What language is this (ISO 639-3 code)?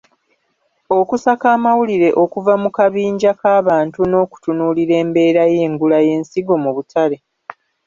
lug